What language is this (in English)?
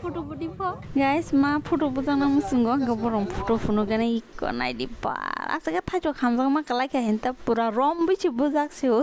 Thai